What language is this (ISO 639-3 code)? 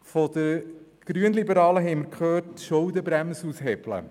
gsw